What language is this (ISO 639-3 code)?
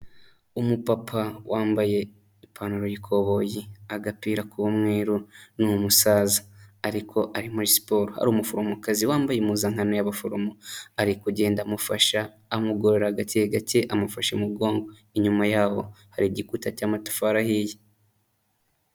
kin